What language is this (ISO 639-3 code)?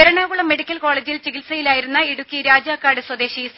mal